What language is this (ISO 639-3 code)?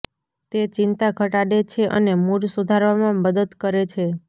guj